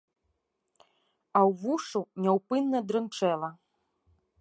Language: Belarusian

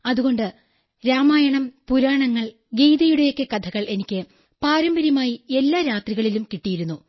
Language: Malayalam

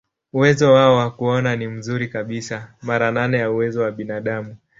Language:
Swahili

